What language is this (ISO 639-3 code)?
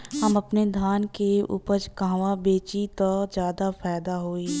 bho